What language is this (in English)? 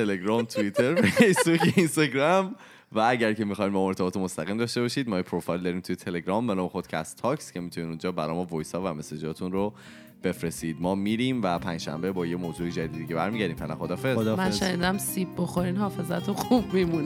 Persian